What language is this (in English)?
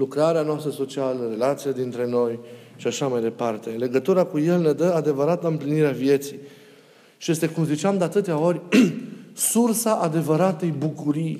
Romanian